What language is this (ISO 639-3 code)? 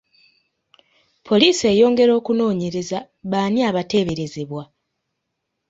lug